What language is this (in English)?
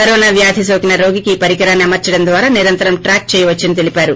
Telugu